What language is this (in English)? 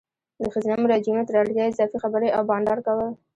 Pashto